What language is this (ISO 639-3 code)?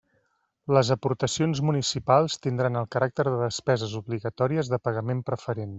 cat